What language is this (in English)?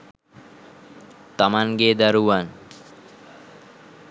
Sinhala